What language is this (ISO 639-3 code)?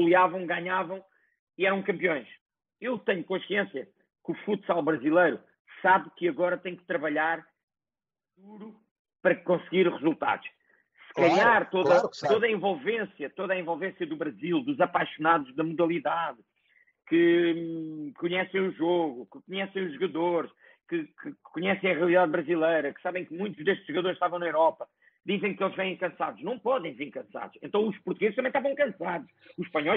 por